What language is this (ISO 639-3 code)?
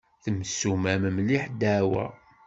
kab